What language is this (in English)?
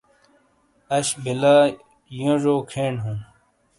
Shina